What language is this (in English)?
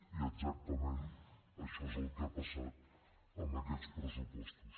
Catalan